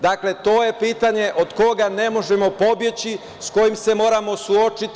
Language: Serbian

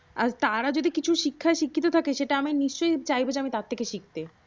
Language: Bangla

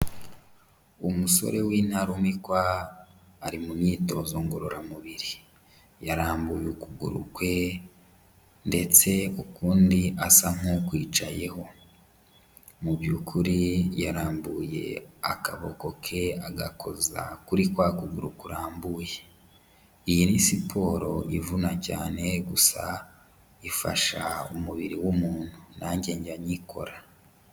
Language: Kinyarwanda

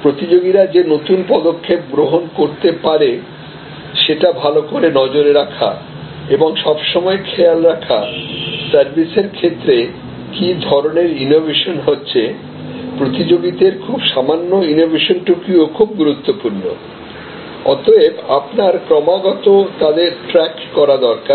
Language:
Bangla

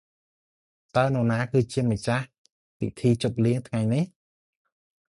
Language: Khmer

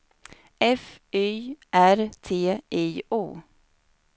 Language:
Swedish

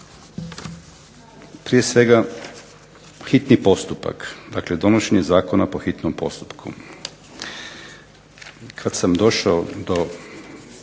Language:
Croatian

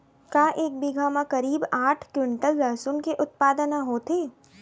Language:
Chhattisgarhi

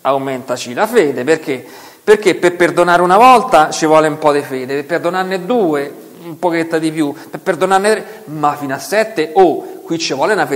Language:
Italian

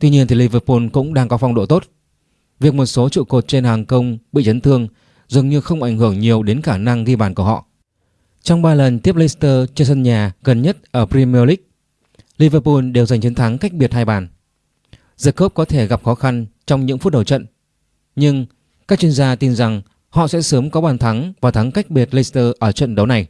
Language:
Vietnamese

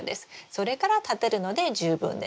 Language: Japanese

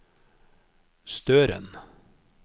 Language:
Norwegian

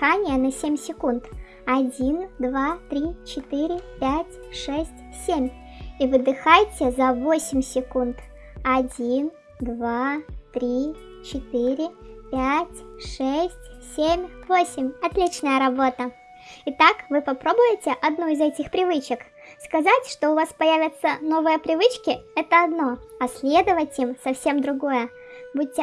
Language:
Russian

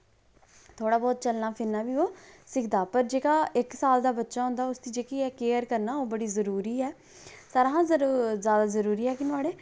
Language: Dogri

